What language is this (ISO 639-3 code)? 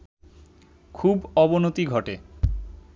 ben